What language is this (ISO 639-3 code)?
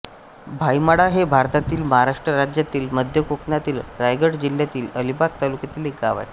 mar